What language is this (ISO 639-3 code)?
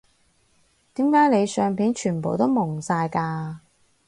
yue